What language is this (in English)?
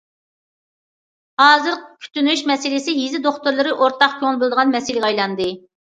Uyghur